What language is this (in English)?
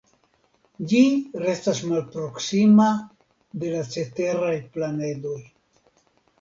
Esperanto